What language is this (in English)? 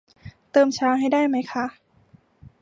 Thai